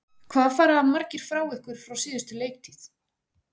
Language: Icelandic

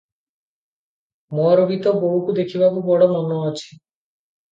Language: Odia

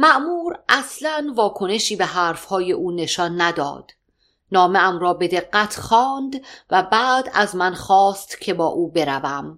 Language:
Persian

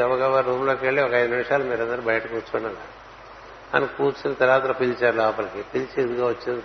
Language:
Telugu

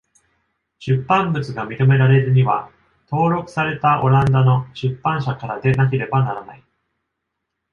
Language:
Japanese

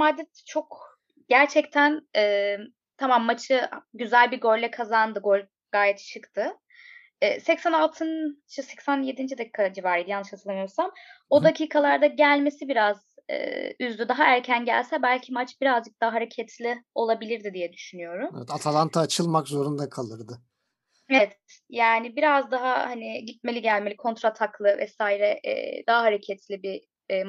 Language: Turkish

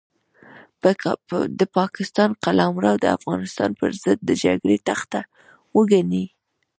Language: Pashto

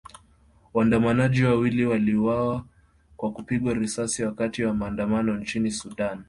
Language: Swahili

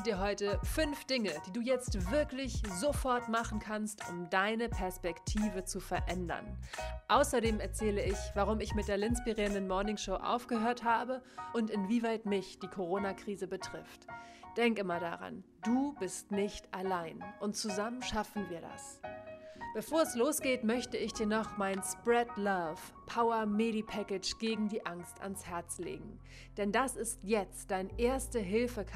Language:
German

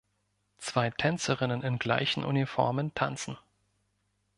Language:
German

